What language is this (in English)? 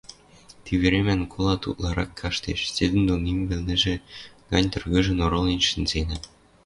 Western Mari